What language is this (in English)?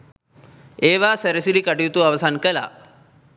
Sinhala